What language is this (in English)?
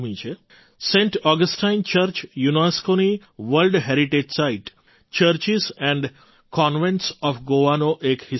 Gujarati